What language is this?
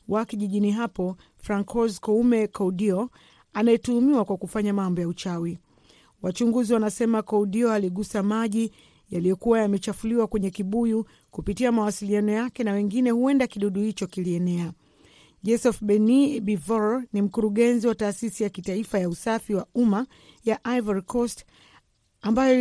Swahili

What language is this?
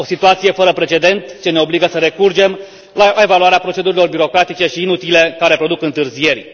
Romanian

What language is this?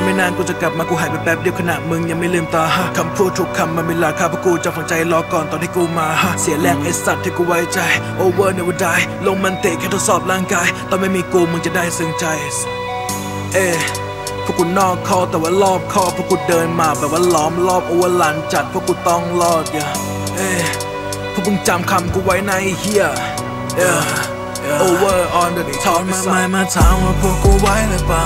Thai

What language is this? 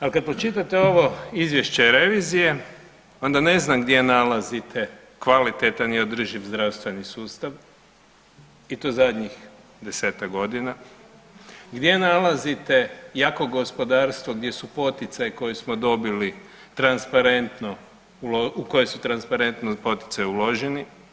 Croatian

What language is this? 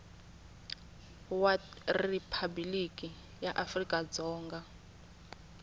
Tsonga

